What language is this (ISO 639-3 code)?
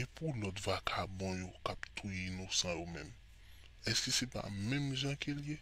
fra